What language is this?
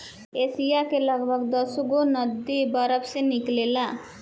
Bhojpuri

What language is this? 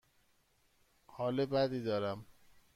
Persian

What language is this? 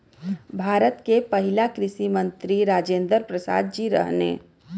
Bhojpuri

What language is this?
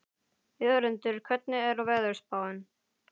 Icelandic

